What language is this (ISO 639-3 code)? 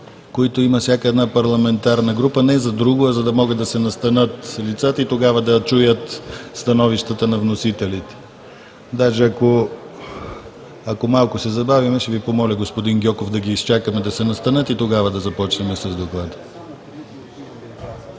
bul